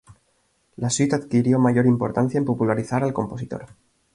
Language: Spanish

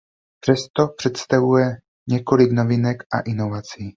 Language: Czech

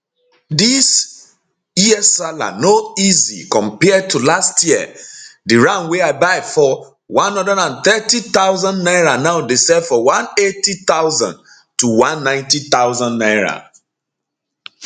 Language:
Nigerian Pidgin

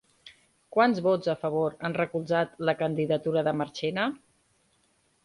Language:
Catalan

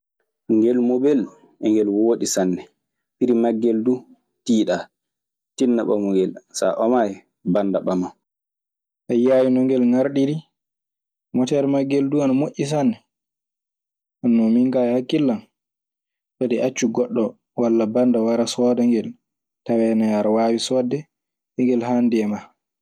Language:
Maasina Fulfulde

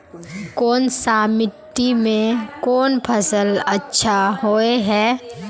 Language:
Magahi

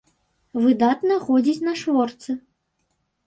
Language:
Belarusian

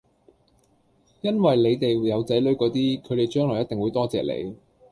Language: Cantonese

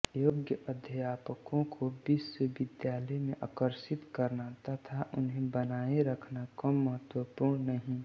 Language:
Hindi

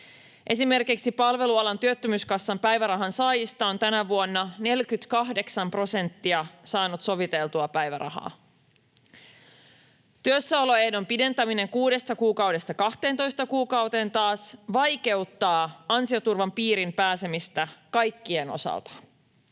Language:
Finnish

